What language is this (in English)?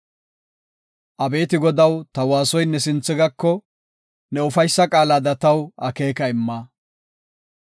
Gofa